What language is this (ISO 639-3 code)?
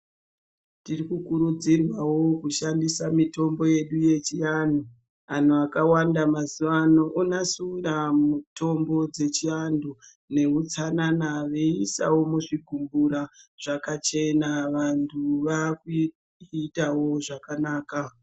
ndc